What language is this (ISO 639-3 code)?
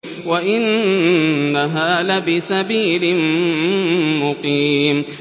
ara